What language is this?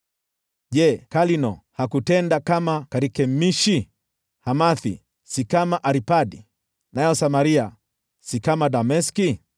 Swahili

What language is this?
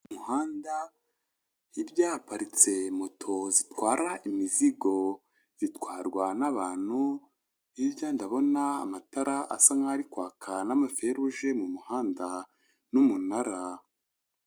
Kinyarwanda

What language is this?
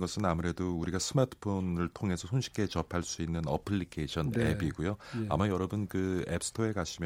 Korean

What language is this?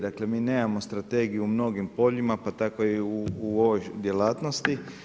Croatian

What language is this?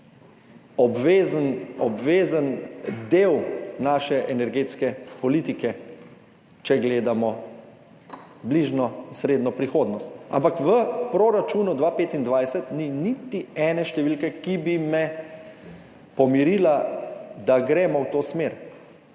Slovenian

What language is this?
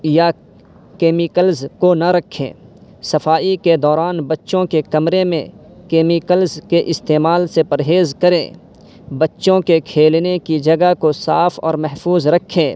Urdu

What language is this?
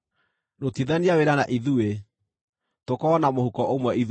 Kikuyu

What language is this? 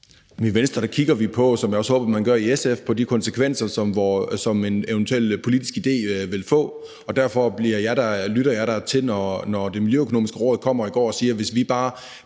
Danish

